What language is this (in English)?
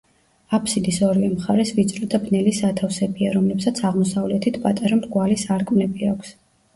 Georgian